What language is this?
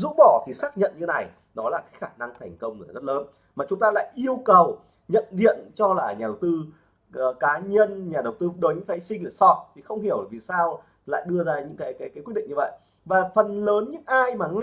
Vietnamese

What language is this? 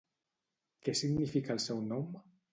Catalan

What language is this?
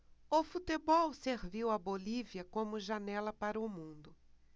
Portuguese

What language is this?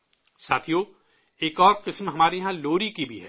Urdu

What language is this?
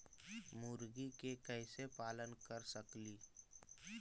Magahi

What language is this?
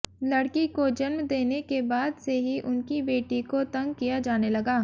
Hindi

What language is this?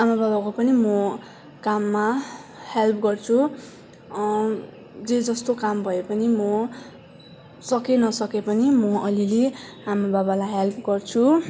Nepali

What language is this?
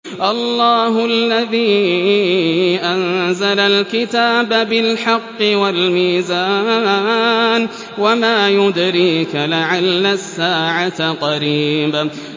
Arabic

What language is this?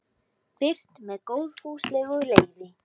Icelandic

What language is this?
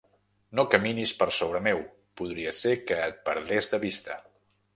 Catalan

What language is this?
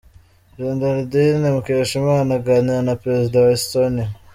Kinyarwanda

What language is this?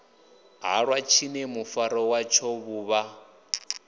Venda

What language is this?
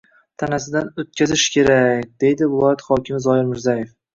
Uzbek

